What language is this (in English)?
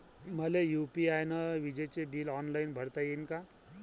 Marathi